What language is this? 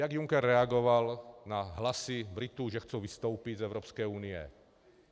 Czech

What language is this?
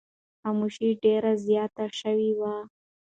Pashto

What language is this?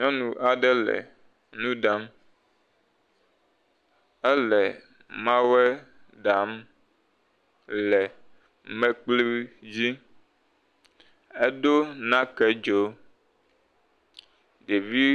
Ewe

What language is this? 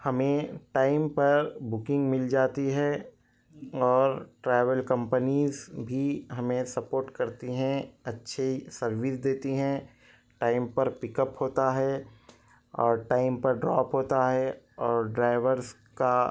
Urdu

